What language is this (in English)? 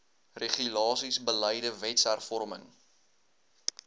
Afrikaans